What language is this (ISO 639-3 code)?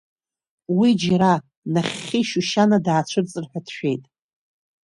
abk